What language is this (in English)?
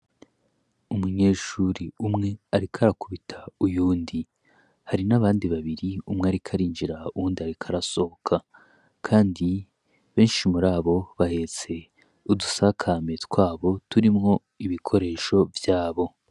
Rundi